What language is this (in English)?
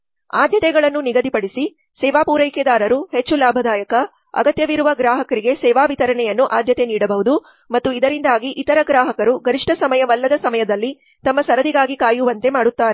Kannada